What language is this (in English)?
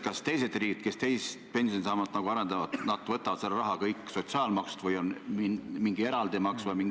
Estonian